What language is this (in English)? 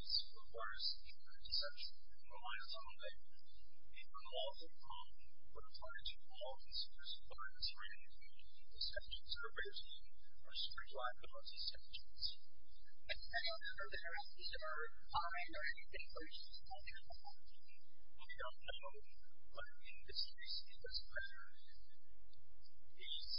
English